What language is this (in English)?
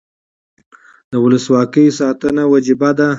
Pashto